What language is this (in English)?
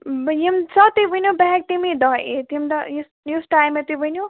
Kashmiri